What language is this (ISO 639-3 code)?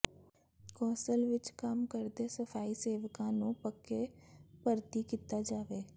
pan